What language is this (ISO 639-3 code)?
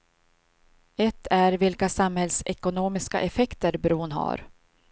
swe